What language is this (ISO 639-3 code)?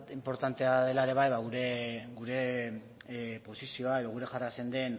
eus